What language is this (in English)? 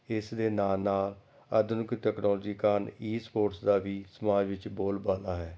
Punjabi